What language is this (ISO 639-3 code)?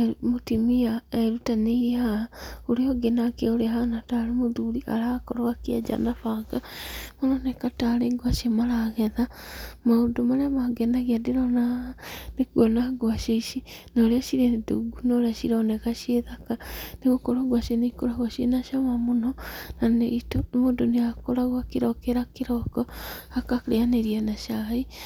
kik